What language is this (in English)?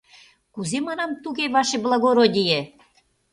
Mari